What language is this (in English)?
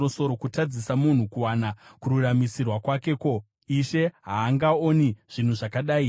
Shona